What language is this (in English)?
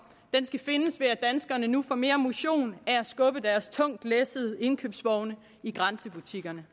Danish